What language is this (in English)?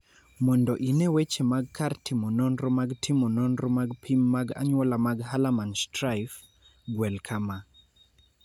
Luo (Kenya and Tanzania)